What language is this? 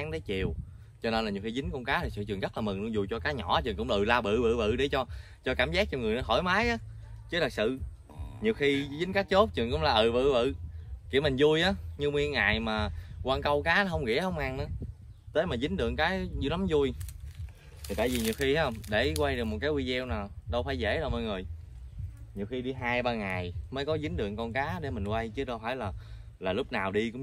Vietnamese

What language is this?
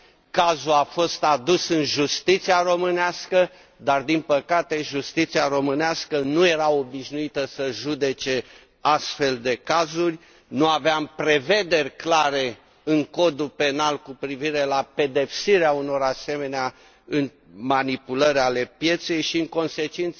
Romanian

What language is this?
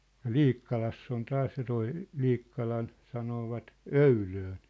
Finnish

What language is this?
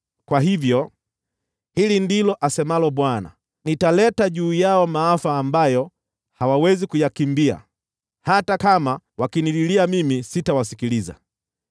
Swahili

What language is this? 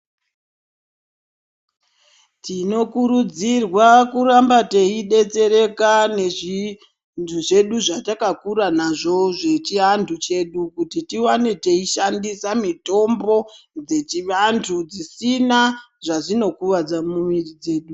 Ndau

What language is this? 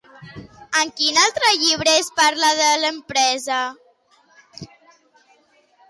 Catalan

